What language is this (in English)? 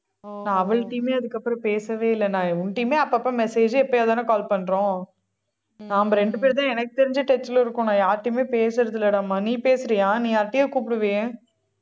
Tamil